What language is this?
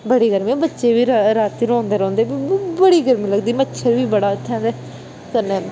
Dogri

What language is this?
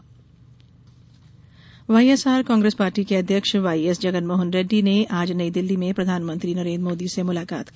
Hindi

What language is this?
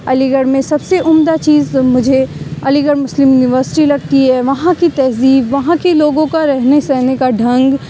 Urdu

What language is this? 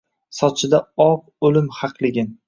Uzbek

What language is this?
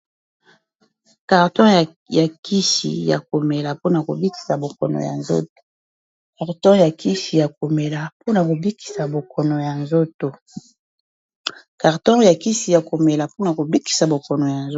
Lingala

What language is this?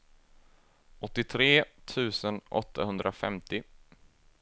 Swedish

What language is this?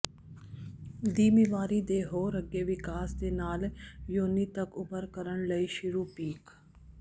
Punjabi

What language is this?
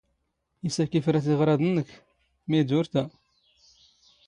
Standard Moroccan Tamazight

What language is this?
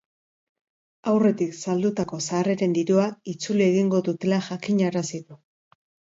Basque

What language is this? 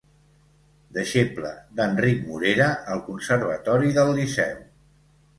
Catalan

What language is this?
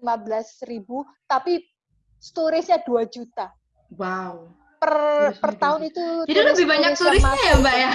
Indonesian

